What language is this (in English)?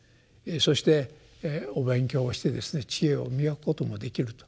Japanese